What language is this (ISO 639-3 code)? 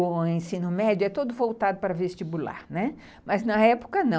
por